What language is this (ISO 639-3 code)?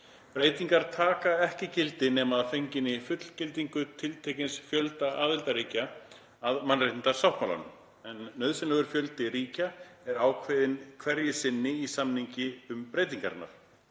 isl